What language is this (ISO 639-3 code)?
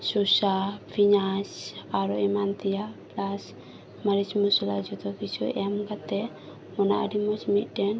sat